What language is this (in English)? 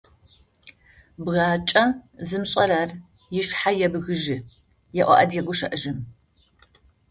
Adyghe